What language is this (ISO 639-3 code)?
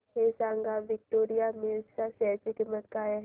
mar